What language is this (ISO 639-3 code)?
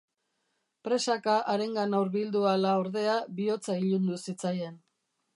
eus